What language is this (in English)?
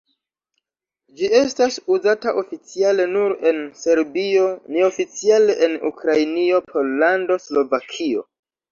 Esperanto